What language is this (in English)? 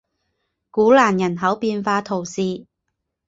Chinese